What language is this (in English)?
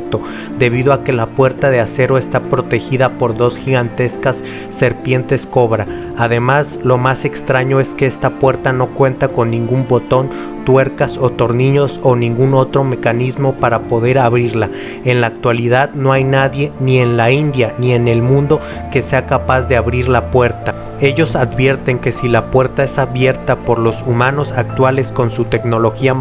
Spanish